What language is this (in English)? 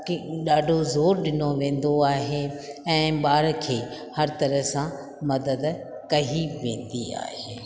Sindhi